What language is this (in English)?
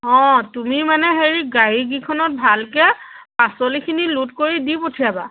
Assamese